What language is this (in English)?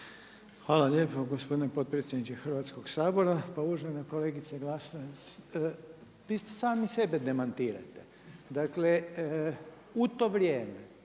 Croatian